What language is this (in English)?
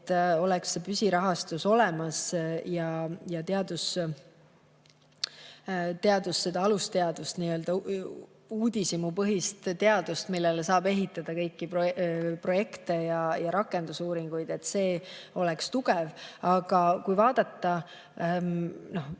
Estonian